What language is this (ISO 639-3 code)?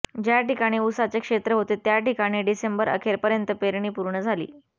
mar